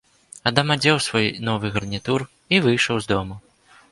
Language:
Belarusian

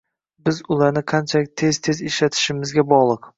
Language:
Uzbek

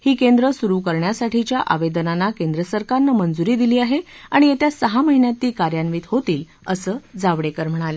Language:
Marathi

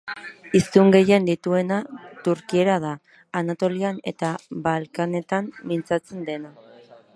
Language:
Basque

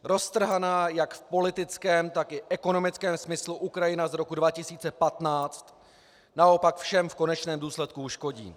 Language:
Czech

